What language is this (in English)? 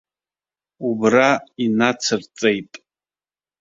Abkhazian